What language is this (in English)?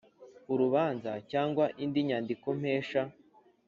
Kinyarwanda